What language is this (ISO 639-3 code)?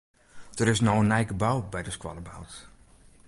fry